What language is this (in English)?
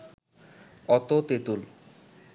Bangla